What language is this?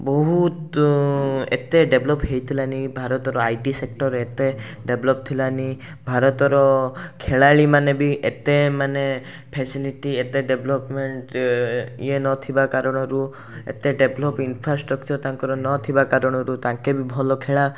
Odia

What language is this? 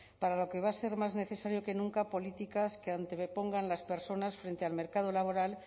Spanish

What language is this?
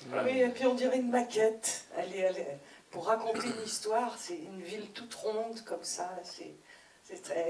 French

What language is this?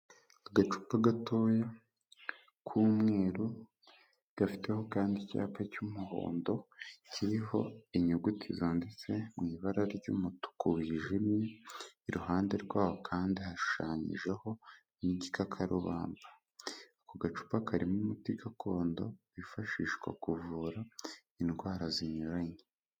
Kinyarwanda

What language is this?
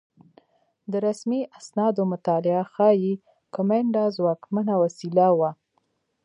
Pashto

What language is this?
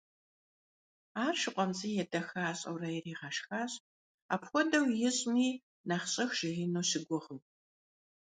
Kabardian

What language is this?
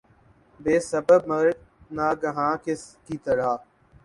Urdu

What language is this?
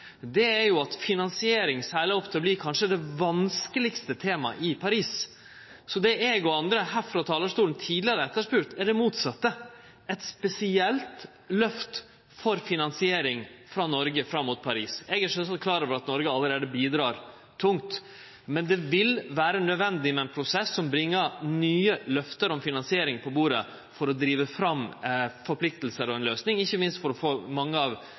Norwegian Nynorsk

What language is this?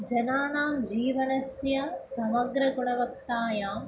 Sanskrit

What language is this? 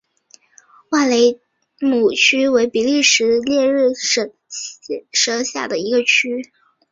Chinese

